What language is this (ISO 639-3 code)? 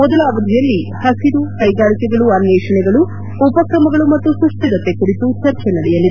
kan